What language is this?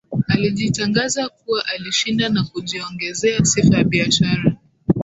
Swahili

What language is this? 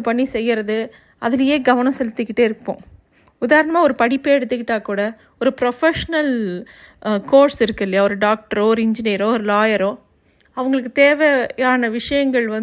Tamil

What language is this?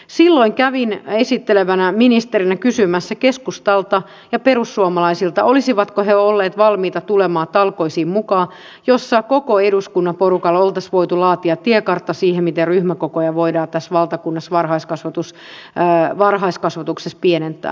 Finnish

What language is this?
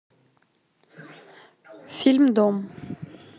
Russian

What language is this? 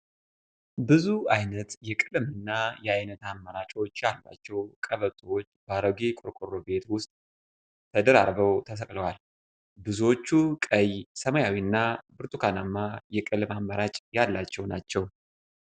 Amharic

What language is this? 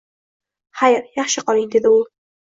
Uzbek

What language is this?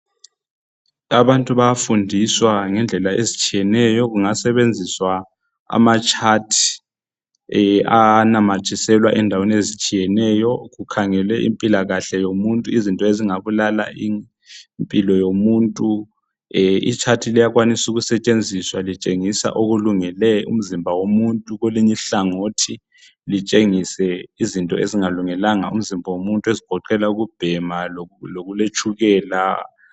North Ndebele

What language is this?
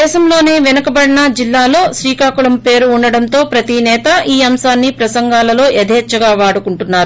Telugu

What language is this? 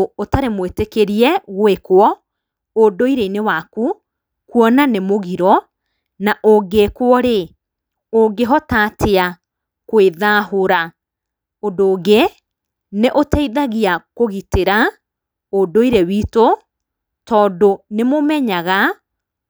Kikuyu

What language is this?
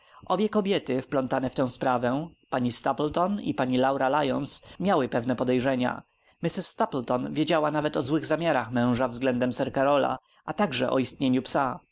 Polish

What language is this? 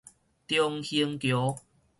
Min Nan Chinese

